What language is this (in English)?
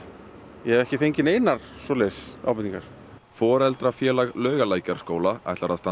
Icelandic